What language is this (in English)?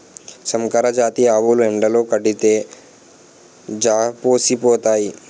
Telugu